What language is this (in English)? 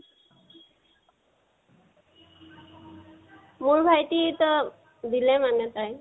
Assamese